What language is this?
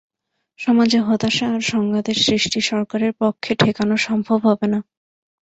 Bangla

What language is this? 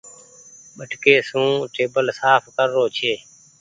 Goaria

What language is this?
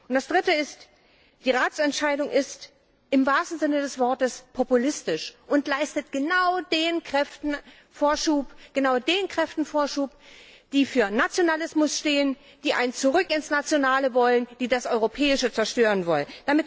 German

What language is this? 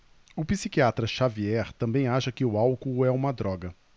Portuguese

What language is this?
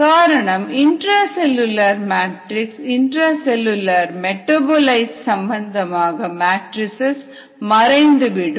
Tamil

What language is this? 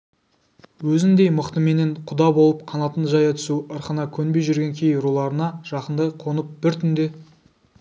Kazakh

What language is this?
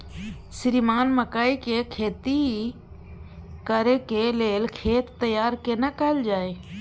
Maithili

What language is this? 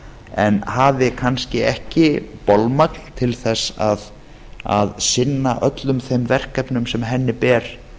Icelandic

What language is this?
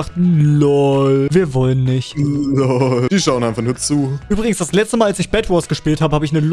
German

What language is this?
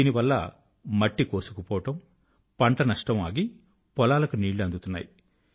Telugu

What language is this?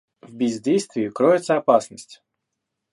Russian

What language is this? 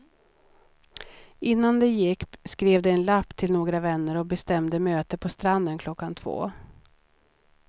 Swedish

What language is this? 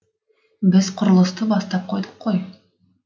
Kazakh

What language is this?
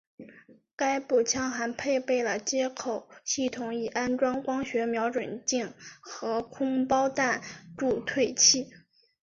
Chinese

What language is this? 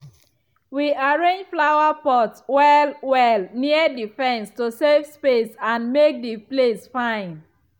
Nigerian Pidgin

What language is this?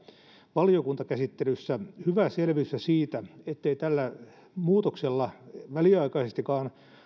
Finnish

